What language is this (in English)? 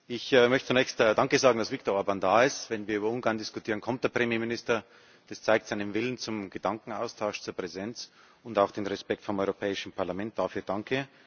German